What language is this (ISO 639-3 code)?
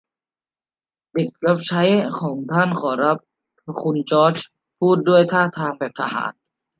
tha